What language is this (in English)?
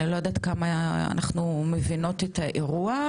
Hebrew